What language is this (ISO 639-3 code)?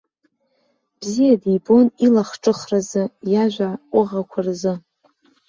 abk